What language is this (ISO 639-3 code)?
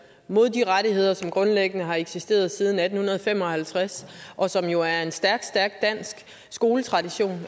dan